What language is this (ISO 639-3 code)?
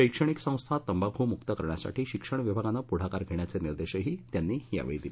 mar